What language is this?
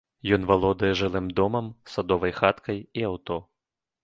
Belarusian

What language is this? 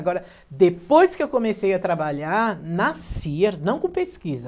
Portuguese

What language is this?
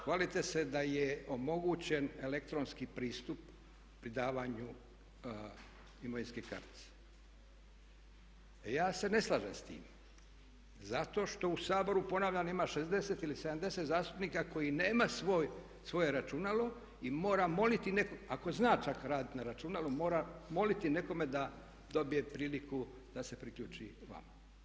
Croatian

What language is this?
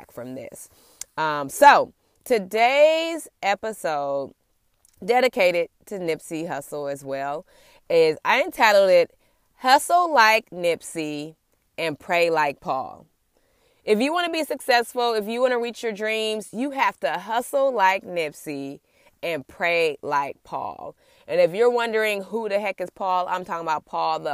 English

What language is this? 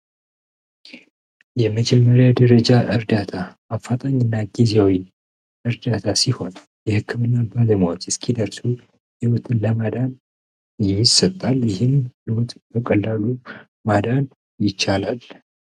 Amharic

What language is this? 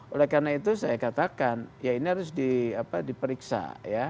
Indonesian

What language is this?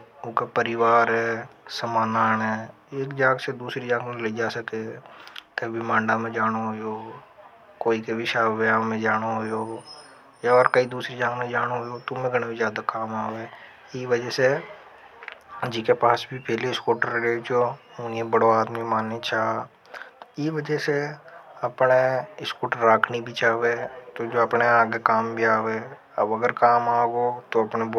Hadothi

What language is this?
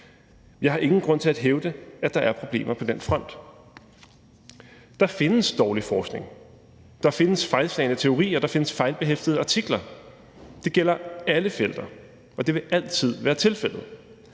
Danish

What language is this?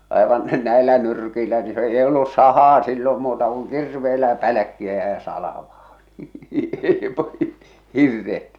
Finnish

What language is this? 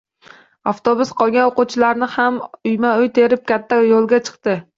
Uzbek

